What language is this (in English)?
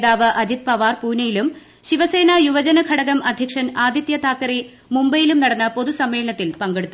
Malayalam